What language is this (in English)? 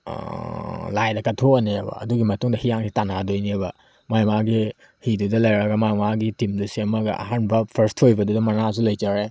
Manipuri